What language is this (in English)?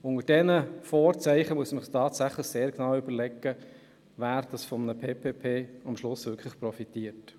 Swiss German